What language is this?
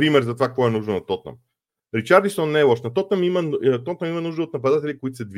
Bulgarian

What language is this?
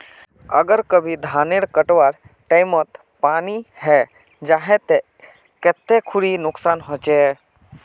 Magahi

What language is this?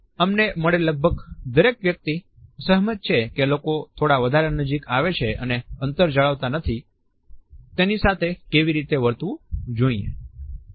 Gujarati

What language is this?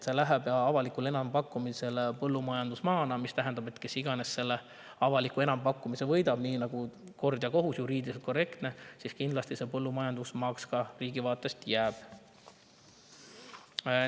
Estonian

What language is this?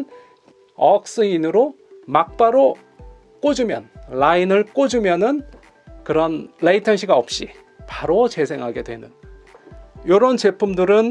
Korean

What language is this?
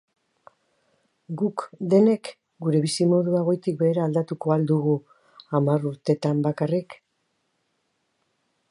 Basque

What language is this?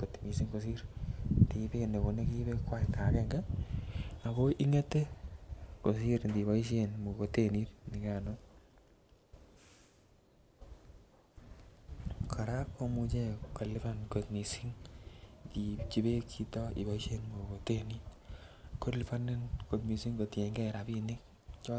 Kalenjin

